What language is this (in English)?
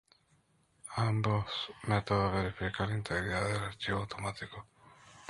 Spanish